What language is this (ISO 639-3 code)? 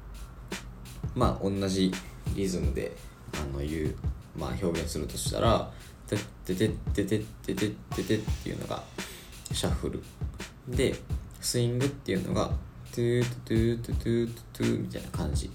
jpn